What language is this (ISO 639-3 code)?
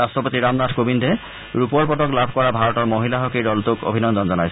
asm